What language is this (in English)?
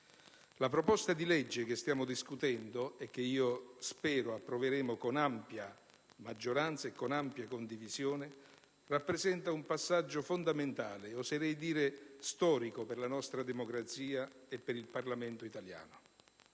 Italian